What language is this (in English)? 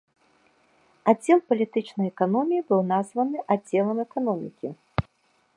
Belarusian